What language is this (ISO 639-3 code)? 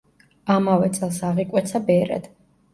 kat